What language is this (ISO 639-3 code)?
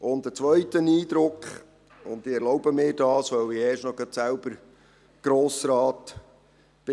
gsw